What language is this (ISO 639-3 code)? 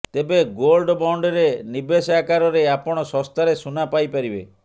ori